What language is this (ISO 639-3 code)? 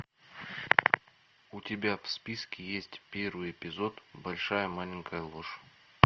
rus